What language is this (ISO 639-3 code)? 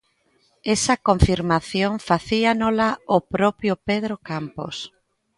glg